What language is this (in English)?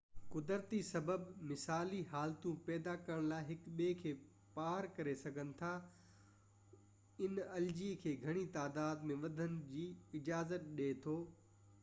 Sindhi